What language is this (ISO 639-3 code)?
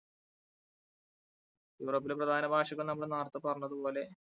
mal